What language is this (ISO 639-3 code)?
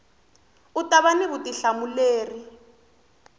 tso